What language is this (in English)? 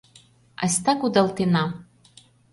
Mari